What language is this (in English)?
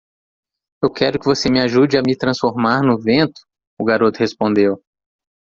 Portuguese